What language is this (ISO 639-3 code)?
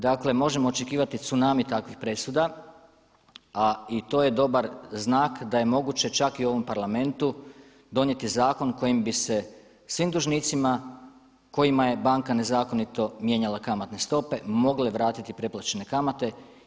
hrv